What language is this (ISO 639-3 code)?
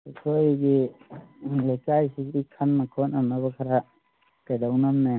mni